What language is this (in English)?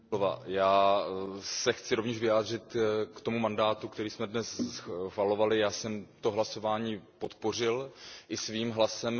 Czech